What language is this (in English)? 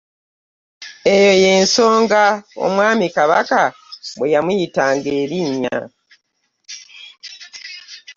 Ganda